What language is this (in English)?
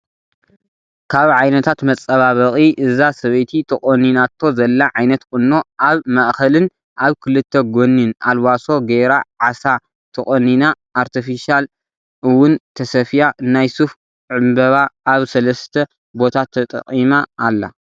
Tigrinya